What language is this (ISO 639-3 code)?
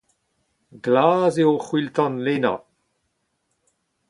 bre